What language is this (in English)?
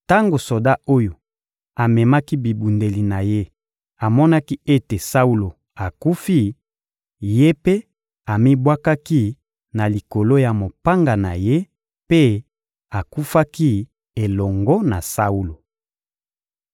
Lingala